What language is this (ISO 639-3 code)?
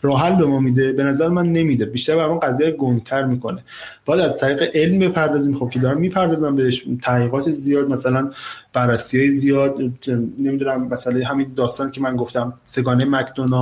fas